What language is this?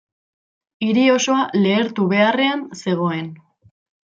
Basque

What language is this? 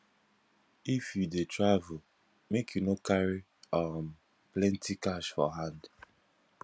Nigerian Pidgin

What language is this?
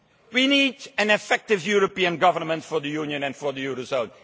English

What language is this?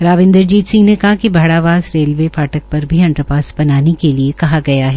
Hindi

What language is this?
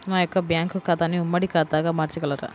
Telugu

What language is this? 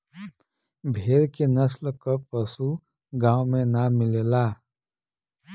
Bhojpuri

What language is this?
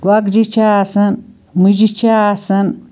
Kashmiri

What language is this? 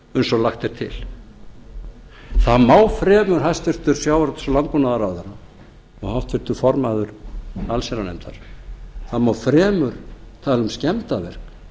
Icelandic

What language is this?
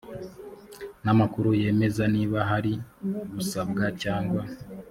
Kinyarwanda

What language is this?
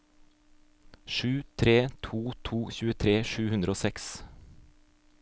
Norwegian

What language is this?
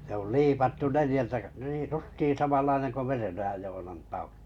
Finnish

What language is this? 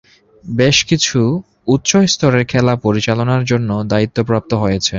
Bangla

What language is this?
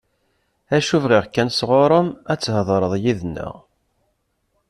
Kabyle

